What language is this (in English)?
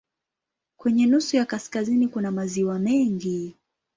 Swahili